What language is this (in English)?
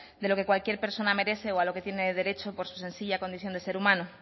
Spanish